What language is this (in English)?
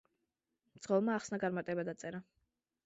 Georgian